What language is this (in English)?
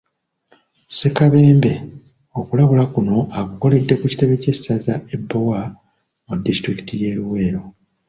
Ganda